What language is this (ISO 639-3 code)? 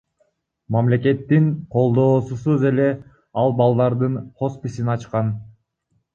kir